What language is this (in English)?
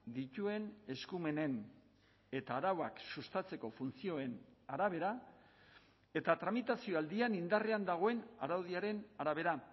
Basque